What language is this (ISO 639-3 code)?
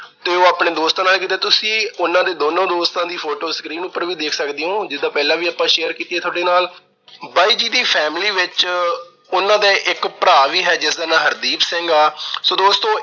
pan